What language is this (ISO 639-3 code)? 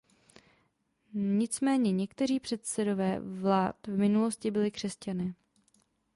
ces